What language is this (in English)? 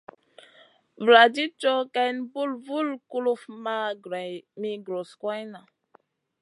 Masana